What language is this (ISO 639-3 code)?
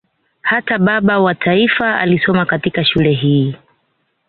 swa